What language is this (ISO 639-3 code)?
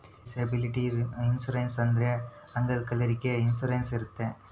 kan